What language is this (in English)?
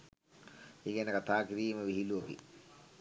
Sinhala